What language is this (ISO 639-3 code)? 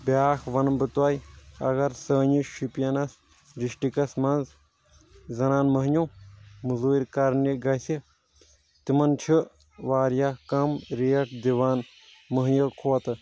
kas